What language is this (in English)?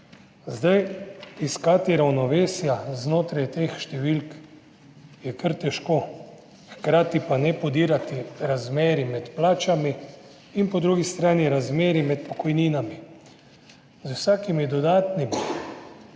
Slovenian